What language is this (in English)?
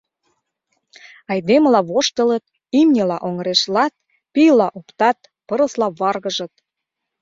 Mari